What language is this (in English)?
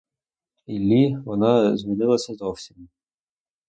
Ukrainian